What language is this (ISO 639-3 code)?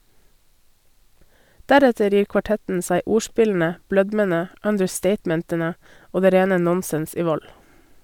nor